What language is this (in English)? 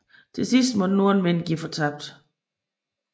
Danish